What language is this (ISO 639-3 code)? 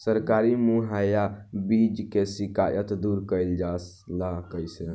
bho